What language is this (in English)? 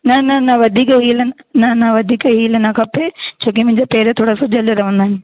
Sindhi